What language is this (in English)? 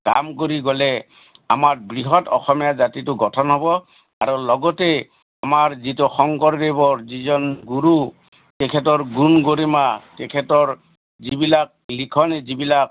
Assamese